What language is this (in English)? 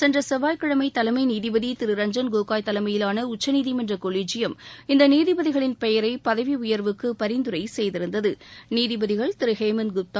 Tamil